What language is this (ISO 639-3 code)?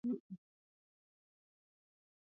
swa